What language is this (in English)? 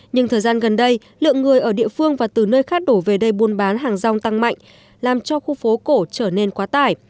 Vietnamese